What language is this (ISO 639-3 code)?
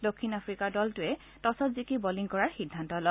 asm